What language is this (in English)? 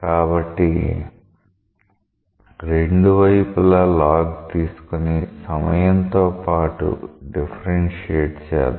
Telugu